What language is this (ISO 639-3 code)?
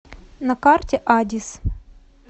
rus